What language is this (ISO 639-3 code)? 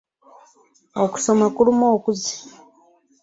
lug